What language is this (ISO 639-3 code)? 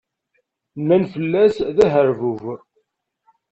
kab